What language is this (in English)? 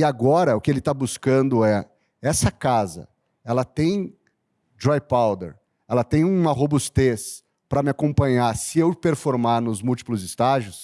Portuguese